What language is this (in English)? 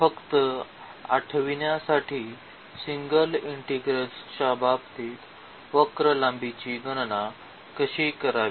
Marathi